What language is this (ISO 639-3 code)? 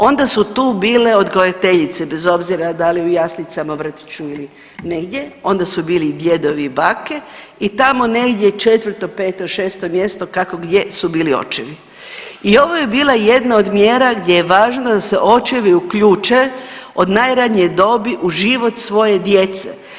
hrv